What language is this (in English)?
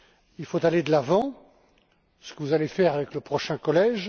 French